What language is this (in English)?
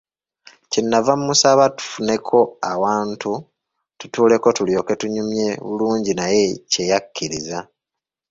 Ganda